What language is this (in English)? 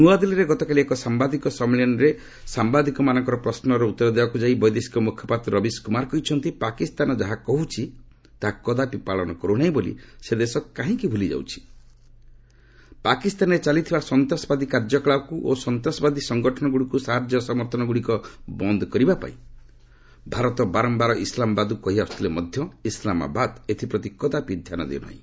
Odia